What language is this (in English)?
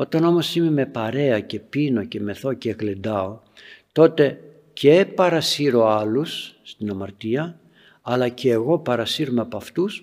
Greek